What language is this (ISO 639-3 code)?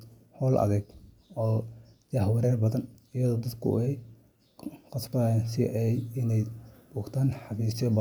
som